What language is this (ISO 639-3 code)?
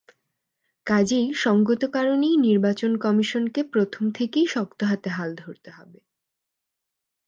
ben